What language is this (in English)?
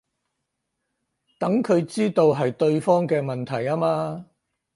Cantonese